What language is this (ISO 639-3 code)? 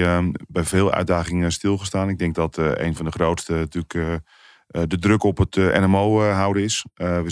nld